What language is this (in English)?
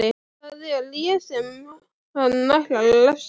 Icelandic